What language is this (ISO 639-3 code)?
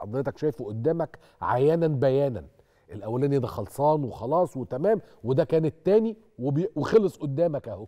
ara